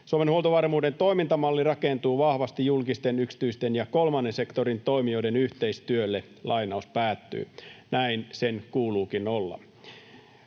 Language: Finnish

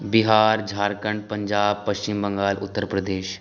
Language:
Maithili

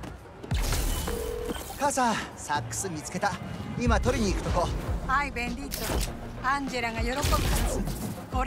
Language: Japanese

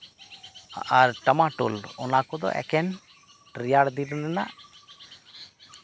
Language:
Santali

